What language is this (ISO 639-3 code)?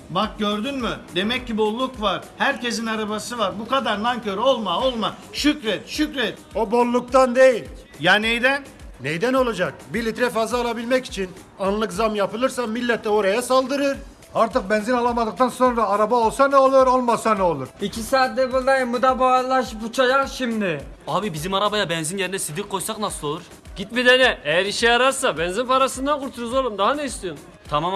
tur